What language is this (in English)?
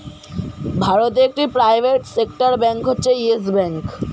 Bangla